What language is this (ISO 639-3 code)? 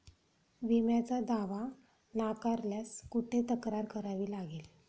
mar